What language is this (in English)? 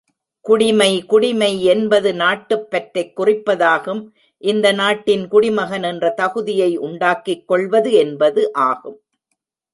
Tamil